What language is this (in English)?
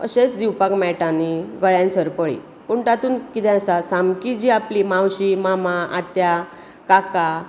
Konkani